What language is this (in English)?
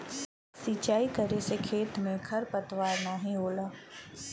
Bhojpuri